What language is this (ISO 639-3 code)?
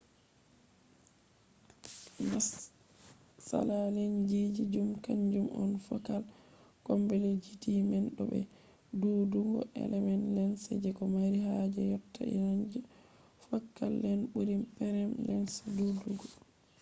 ful